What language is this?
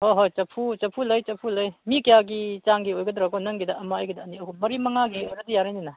Manipuri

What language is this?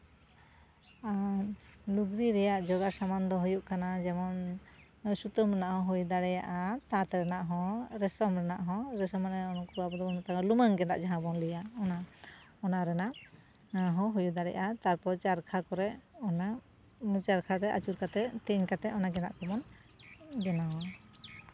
Santali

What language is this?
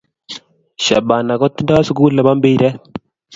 Kalenjin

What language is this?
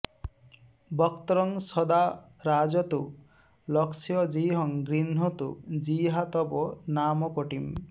Sanskrit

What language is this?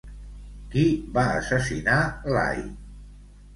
Catalan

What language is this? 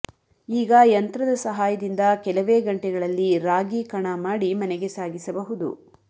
Kannada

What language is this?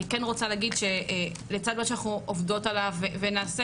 Hebrew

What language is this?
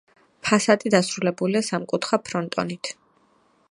Georgian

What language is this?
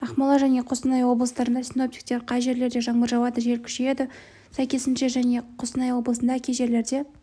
Kazakh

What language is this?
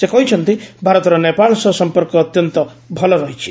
Odia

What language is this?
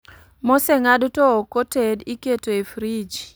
Luo (Kenya and Tanzania)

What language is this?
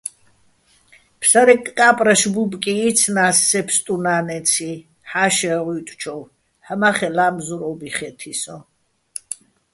Bats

